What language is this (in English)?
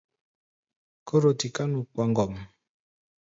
Gbaya